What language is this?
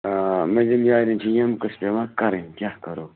Kashmiri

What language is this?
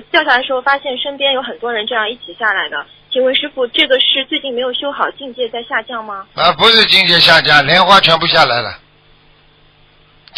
Chinese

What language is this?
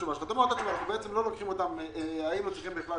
Hebrew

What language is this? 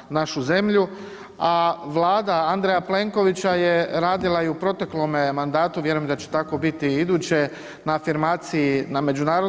Croatian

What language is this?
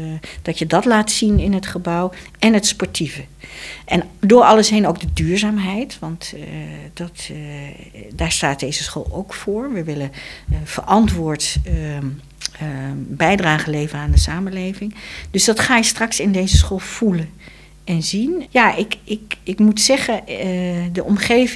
Dutch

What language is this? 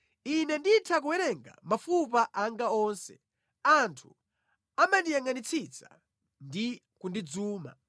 Nyanja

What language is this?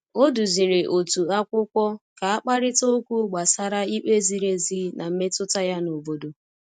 Igbo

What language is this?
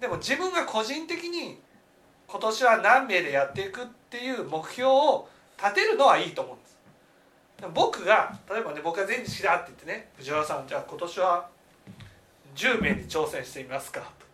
Japanese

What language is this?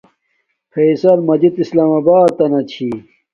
Domaaki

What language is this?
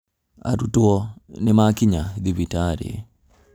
Kikuyu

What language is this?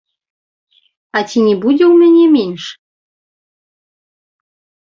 Belarusian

